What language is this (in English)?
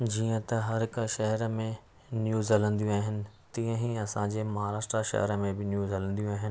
Sindhi